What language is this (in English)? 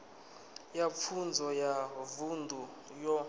Venda